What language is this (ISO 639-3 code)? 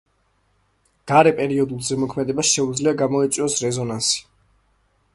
kat